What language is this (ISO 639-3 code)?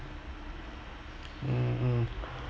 eng